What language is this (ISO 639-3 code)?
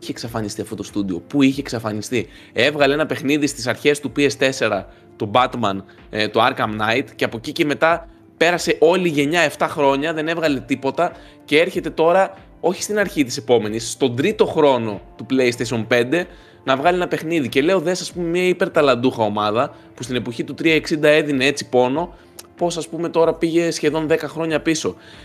ell